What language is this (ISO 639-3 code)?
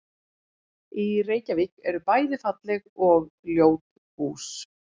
isl